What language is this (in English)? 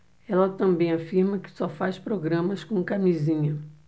Portuguese